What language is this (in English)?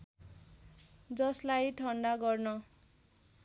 Nepali